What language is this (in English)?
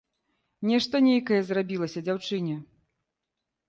Belarusian